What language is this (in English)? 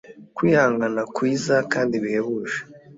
Kinyarwanda